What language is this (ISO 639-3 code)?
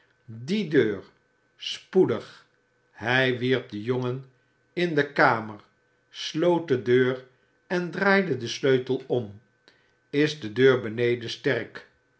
nld